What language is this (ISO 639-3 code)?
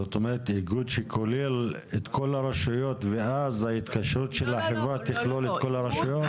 heb